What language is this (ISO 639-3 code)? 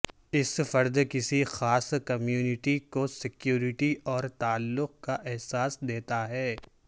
urd